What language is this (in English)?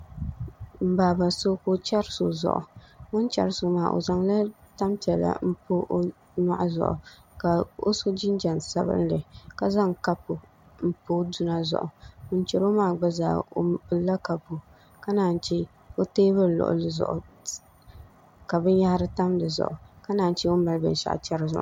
Dagbani